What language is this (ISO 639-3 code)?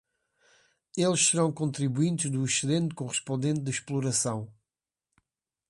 por